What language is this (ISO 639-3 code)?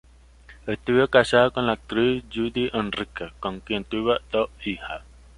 spa